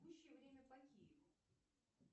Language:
Russian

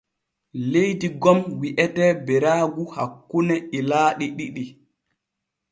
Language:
Borgu Fulfulde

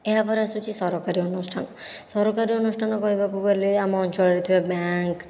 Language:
Odia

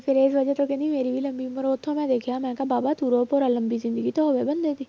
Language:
Punjabi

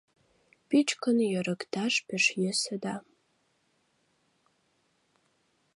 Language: Mari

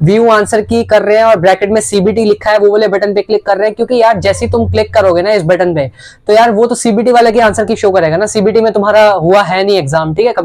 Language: Hindi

